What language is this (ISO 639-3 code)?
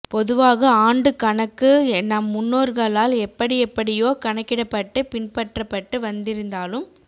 tam